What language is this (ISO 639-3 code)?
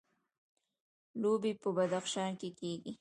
pus